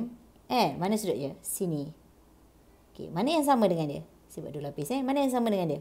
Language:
Malay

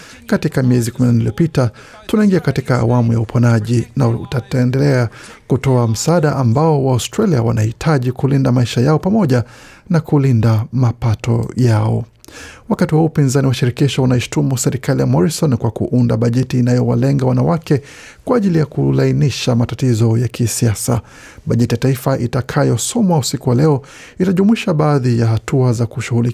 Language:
Swahili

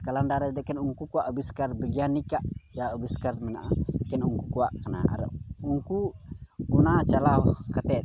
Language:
Santali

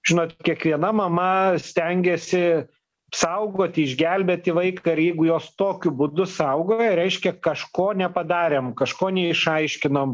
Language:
Lithuanian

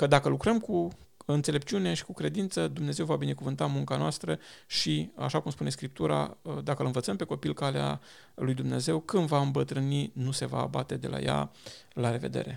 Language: Romanian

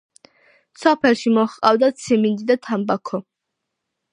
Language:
Georgian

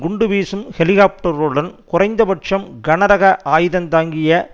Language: Tamil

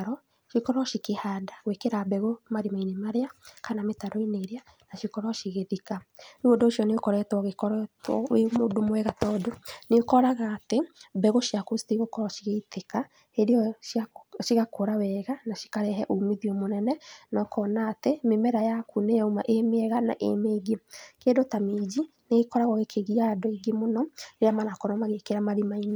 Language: Kikuyu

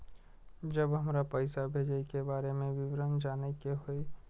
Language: Maithili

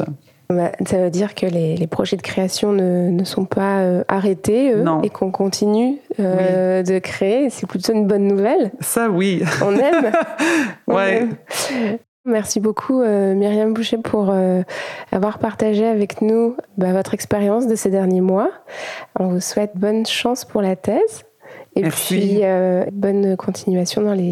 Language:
French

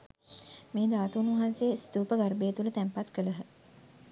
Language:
Sinhala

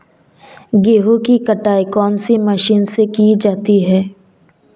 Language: Hindi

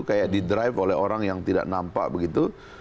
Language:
Indonesian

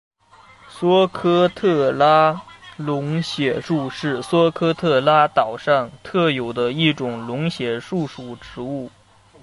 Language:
Chinese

